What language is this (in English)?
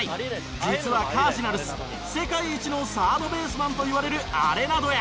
Japanese